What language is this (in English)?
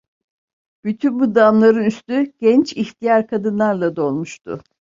Turkish